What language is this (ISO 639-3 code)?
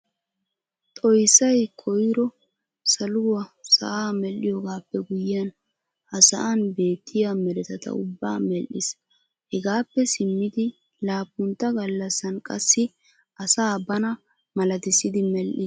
wal